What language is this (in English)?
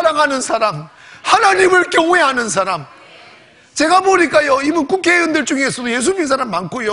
Korean